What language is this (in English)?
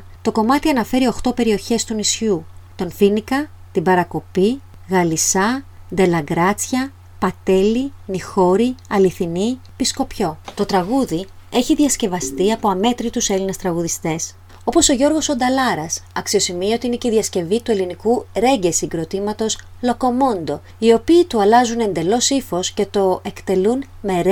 Greek